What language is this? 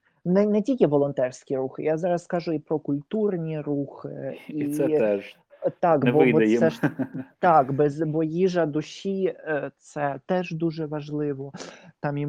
Ukrainian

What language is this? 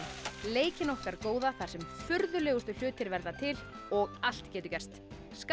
Icelandic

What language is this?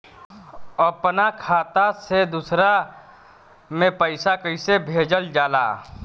Bhojpuri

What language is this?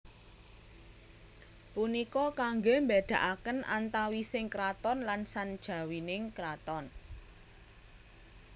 Javanese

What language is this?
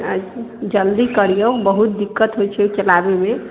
Maithili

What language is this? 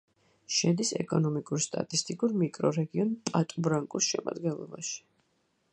Georgian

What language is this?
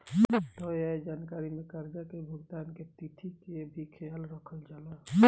Bhojpuri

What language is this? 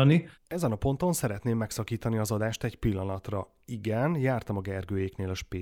Hungarian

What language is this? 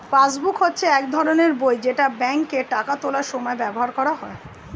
Bangla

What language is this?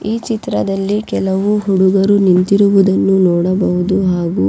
Kannada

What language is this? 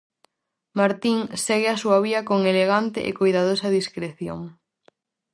Galician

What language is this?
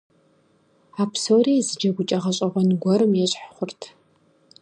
Kabardian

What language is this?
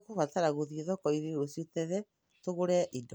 Kikuyu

